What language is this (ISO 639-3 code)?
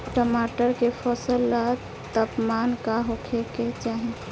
bho